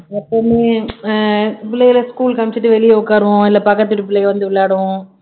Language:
Tamil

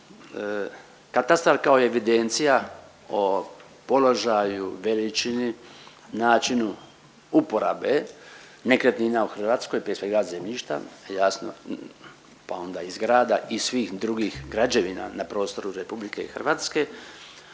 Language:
Croatian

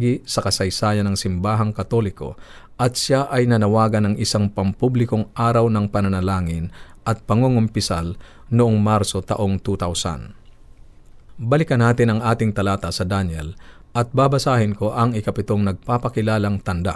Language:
Filipino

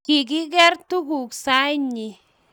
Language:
Kalenjin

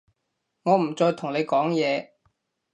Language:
Cantonese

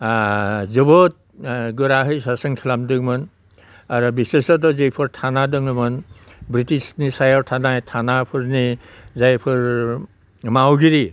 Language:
Bodo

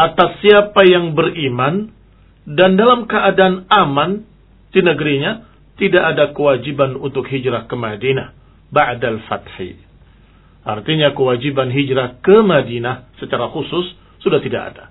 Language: Indonesian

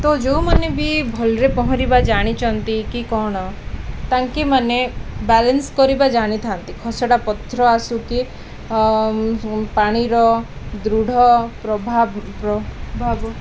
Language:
Odia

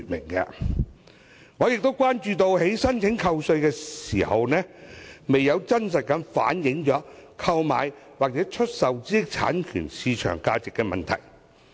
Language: Cantonese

